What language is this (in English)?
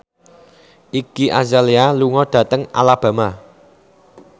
Javanese